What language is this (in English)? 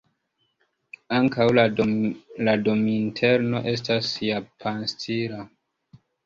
Esperanto